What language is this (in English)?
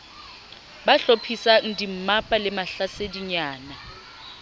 Southern Sotho